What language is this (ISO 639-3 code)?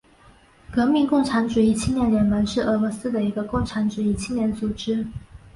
zho